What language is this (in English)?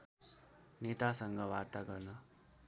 Nepali